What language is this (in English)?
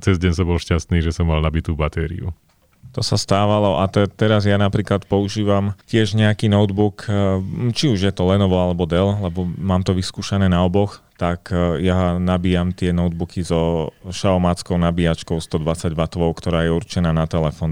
Slovak